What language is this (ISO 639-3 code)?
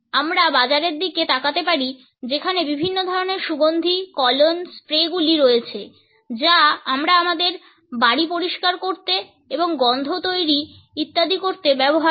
ben